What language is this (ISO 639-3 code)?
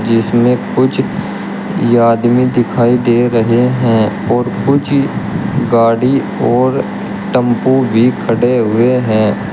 hin